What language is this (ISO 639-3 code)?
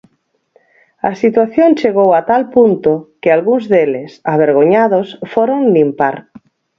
glg